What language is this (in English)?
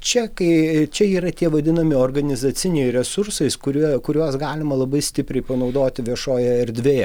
Lithuanian